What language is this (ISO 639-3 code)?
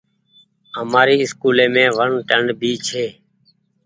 gig